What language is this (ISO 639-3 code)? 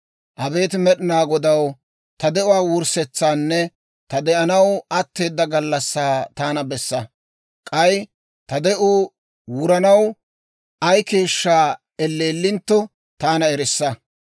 dwr